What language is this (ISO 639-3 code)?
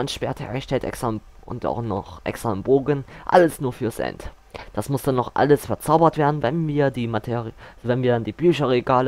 deu